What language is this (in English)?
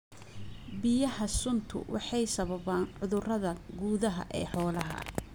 Somali